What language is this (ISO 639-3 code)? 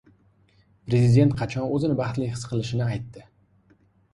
uzb